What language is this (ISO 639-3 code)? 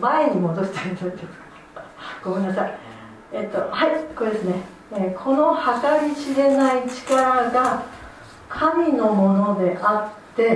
jpn